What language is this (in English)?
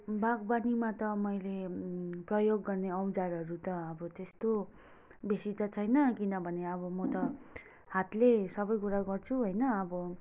Nepali